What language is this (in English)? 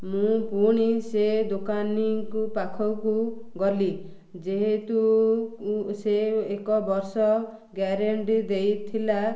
Odia